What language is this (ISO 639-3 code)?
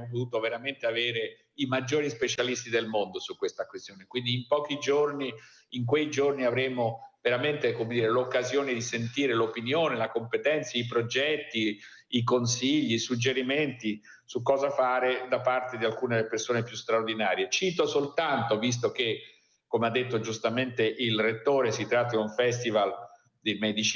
ita